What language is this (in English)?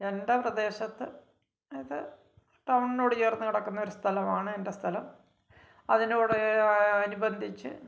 Malayalam